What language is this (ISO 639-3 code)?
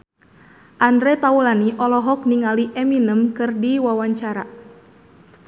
sun